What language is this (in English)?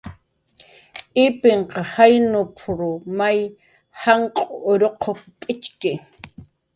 Jaqaru